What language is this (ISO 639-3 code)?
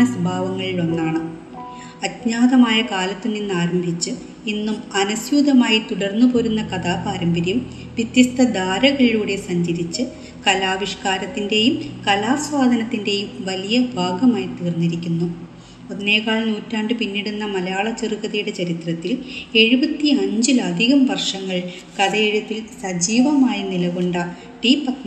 mal